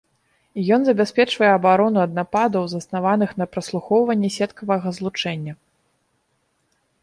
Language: Belarusian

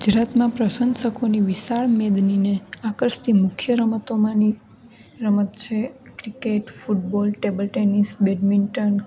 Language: Gujarati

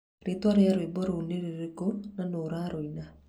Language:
Kikuyu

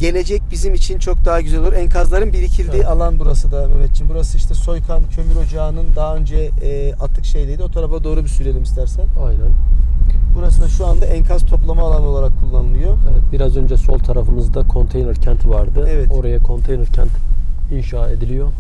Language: Turkish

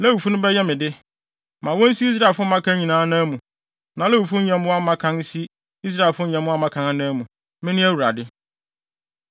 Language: Akan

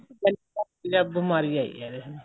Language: Punjabi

